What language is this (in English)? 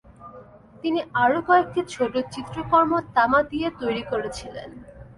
Bangla